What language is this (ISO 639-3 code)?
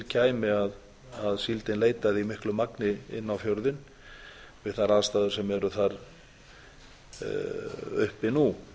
isl